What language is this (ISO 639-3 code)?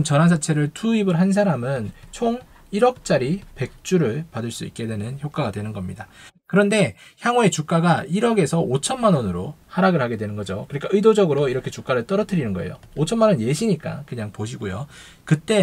kor